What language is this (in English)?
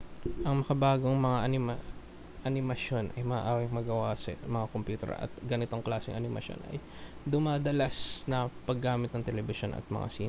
Filipino